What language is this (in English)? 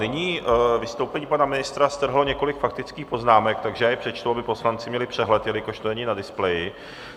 Czech